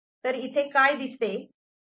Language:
Marathi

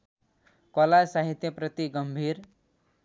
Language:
Nepali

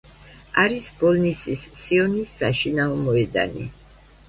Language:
Georgian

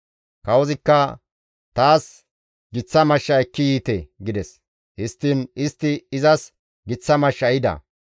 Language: Gamo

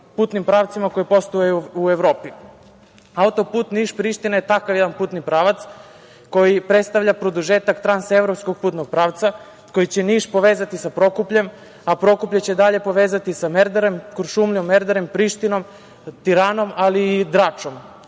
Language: Serbian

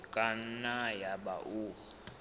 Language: Southern Sotho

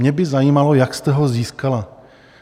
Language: Czech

